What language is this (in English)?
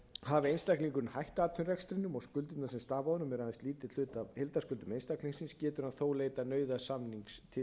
Icelandic